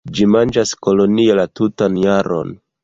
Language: Esperanto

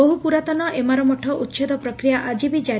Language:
Odia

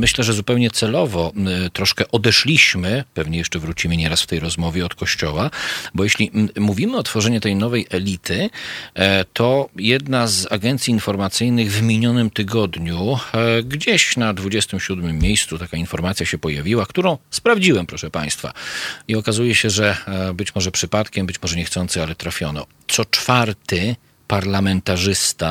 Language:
Polish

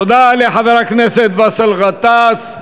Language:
Hebrew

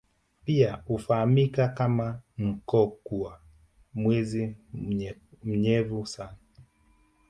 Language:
Swahili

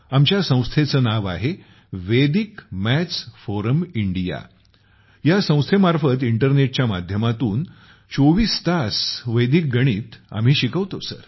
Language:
Marathi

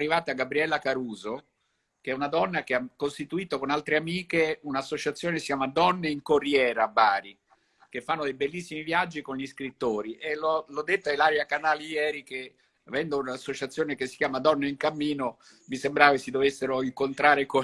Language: Italian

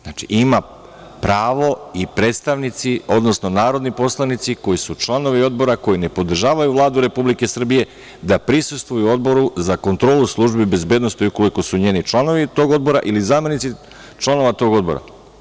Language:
Serbian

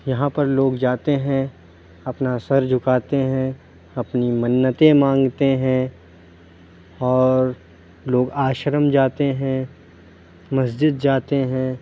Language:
Urdu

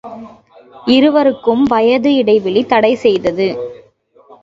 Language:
Tamil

